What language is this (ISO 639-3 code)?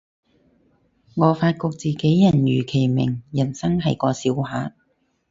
yue